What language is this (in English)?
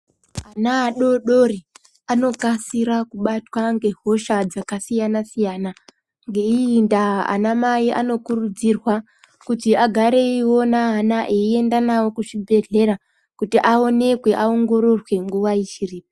Ndau